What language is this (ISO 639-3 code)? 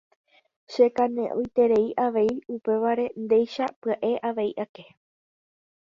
grn